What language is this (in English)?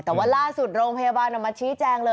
Thai